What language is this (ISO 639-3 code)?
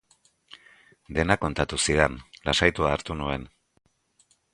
eus